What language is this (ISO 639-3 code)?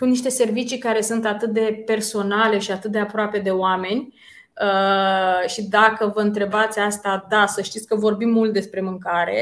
ron